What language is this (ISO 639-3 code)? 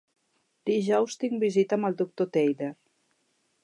cat